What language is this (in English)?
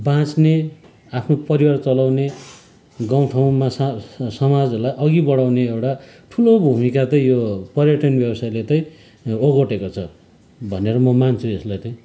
Nepali